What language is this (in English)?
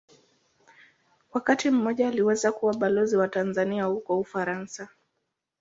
Swahili